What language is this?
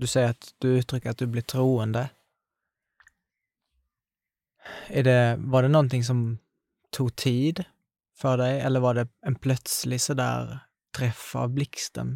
Swedish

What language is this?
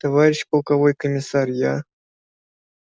Russian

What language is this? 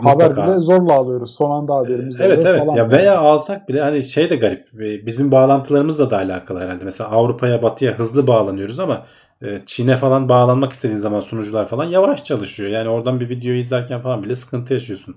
Turkish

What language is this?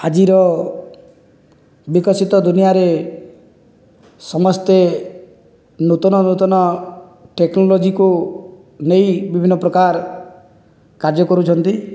Odia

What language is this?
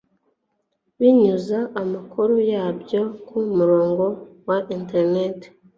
Kinyarwanda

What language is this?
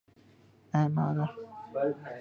Urdu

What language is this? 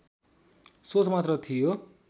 Nepali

